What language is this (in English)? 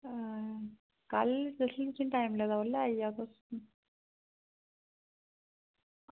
Dogri